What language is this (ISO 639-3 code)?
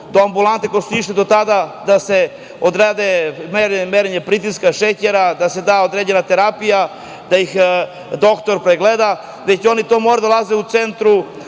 srp